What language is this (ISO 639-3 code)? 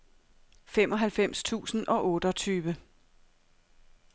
dan